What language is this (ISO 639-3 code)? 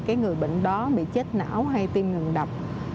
vie